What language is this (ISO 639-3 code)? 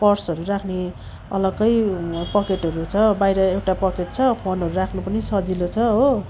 nep